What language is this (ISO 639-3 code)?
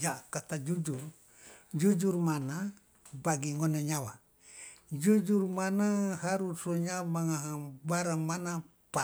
loa